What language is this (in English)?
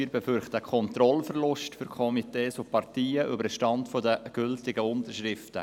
Swiss German